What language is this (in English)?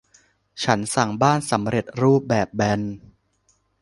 Thai